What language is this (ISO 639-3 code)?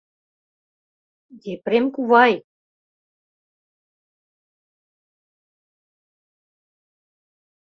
chm